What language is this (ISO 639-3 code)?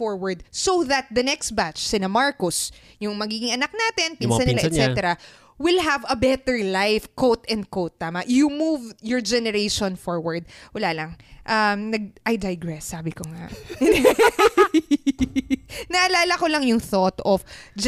fil